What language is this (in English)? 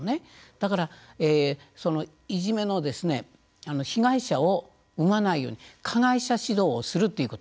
Japanese